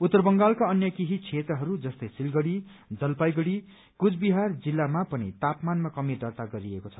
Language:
Nepali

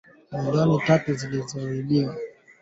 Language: Swahili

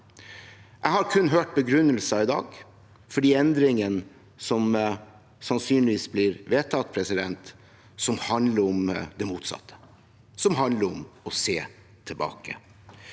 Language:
Norwegian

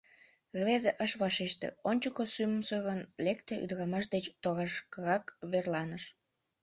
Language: Mari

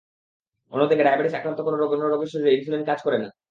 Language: Bangla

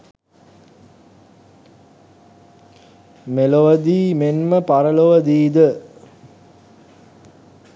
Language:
Sinhala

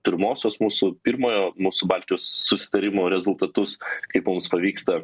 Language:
Lithuanian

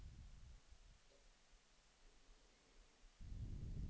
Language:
Danish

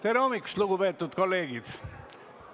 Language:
Estonian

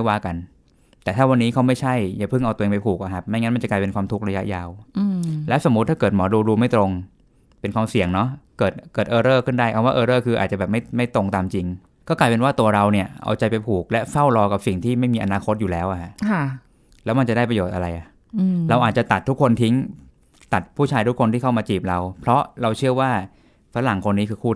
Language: Thai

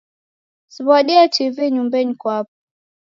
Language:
Taita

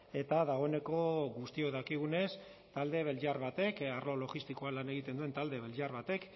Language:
Basque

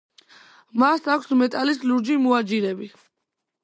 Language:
Georgian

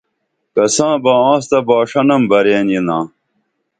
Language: Dameli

